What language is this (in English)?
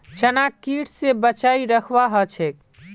Magahi